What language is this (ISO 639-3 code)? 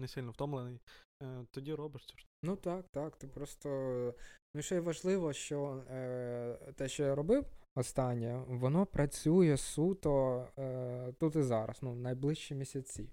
ukr